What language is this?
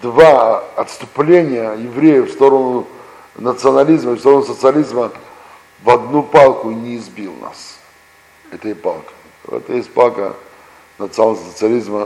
Russian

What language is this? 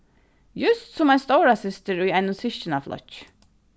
Faroese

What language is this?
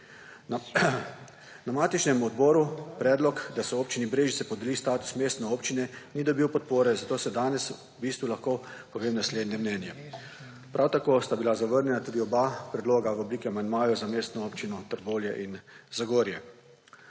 Slovenian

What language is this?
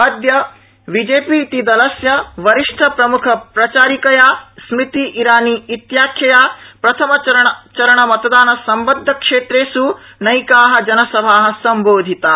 Sanskrit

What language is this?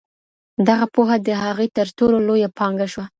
Pashto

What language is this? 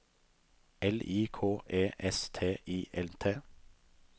Norwegian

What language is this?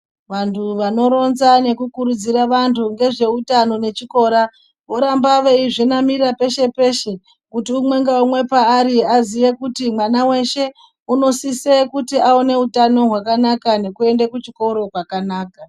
Ndau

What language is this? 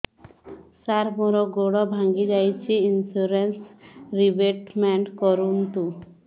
Odia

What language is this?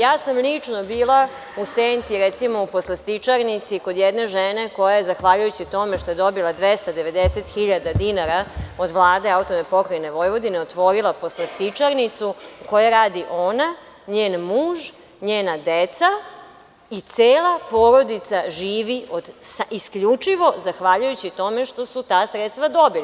Serbian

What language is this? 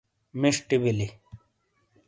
Shina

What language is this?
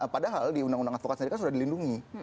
Indonesian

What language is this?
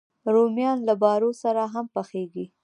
Pashto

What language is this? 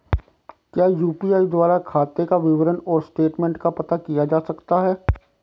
Hindi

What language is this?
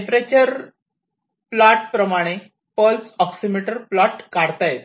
Marathi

